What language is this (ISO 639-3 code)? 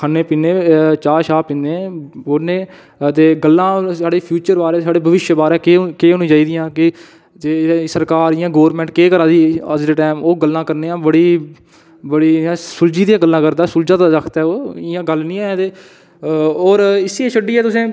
doi